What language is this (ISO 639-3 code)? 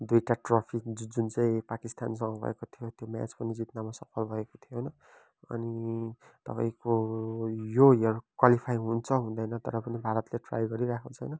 nep